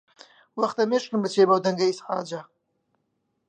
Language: Central Kurdish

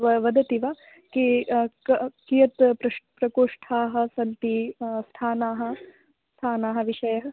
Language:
Sanskrit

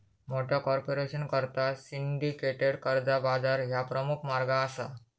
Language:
Marathi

